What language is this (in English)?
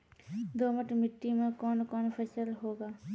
Maithili